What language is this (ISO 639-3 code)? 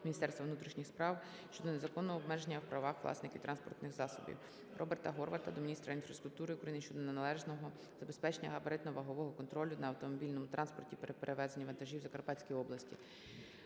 ukr